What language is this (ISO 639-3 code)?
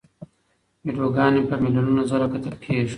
pus